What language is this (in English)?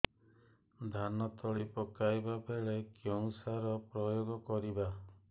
Odia